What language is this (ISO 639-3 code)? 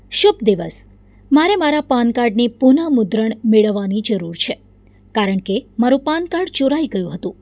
guj